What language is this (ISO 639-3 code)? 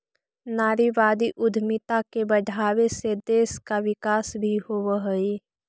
mag